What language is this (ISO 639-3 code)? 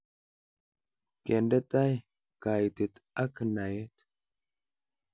kln